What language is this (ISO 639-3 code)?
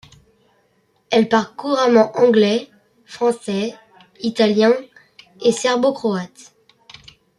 fra